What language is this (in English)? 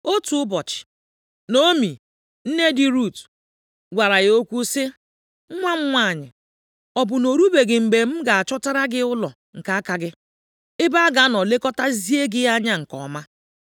Igbo